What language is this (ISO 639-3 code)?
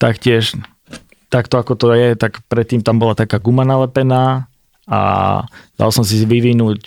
slk